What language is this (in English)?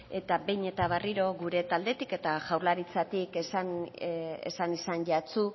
Basque